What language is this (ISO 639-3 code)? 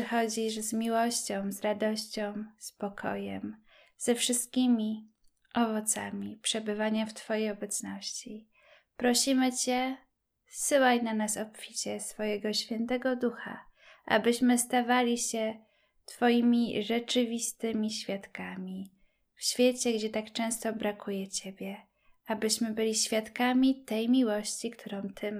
pol